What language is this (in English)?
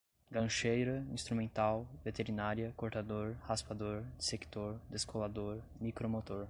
Portuguese